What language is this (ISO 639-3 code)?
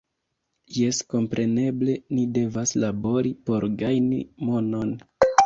epo